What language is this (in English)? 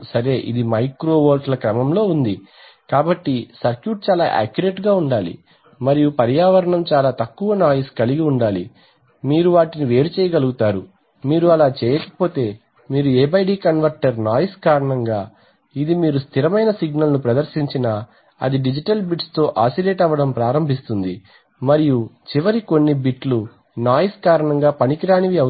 Telugu